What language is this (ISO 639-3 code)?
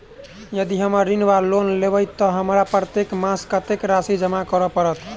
mai